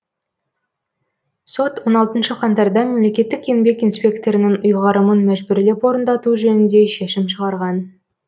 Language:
Kazakh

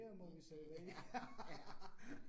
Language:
Danish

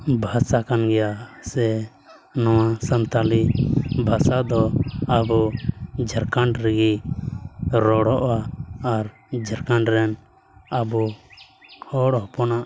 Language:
Santali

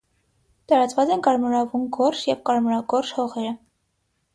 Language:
Armenian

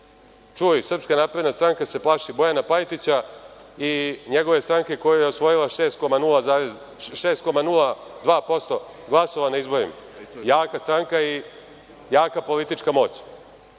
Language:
Serbian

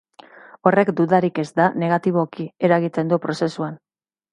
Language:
Basque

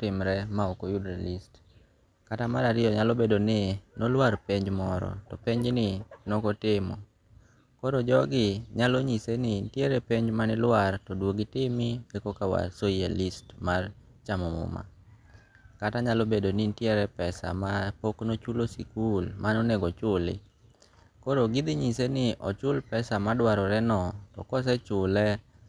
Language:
Luo (Kenya and Tanzania)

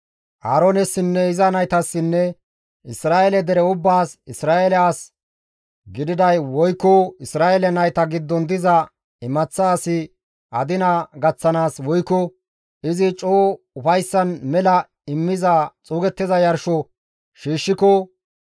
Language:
Gamo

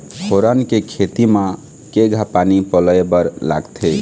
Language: Chhattisgarhi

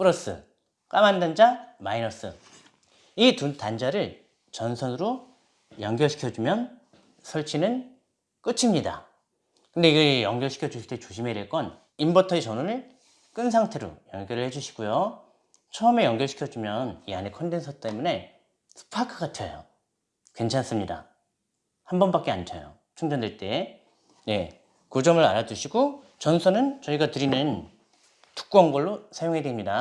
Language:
Korean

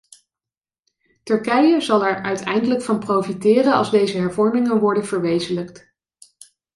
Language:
Dutch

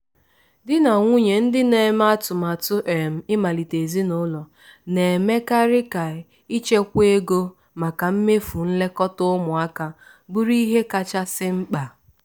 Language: Igbo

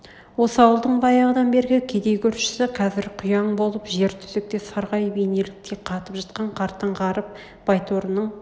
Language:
Kazakh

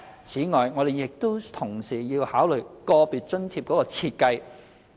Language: Cantonese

